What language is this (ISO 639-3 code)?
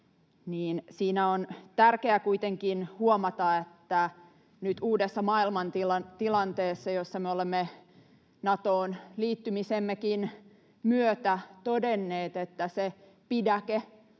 fin